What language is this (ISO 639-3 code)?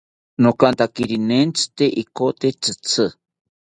cpy